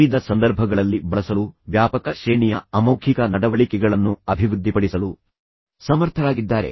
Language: Kannada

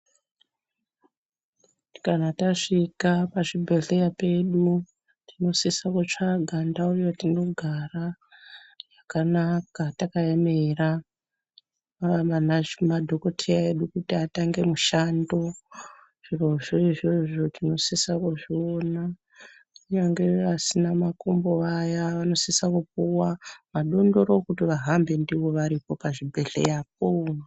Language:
Ndau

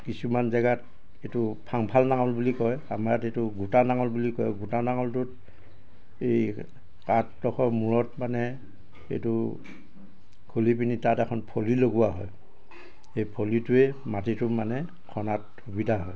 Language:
Assamese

